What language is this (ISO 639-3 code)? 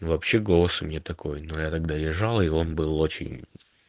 rus